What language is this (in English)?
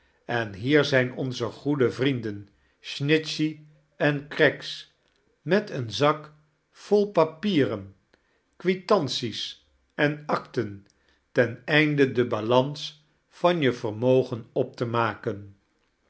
Dutch